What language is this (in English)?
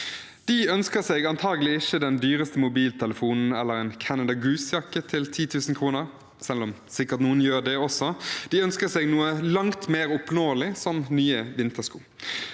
Norwegian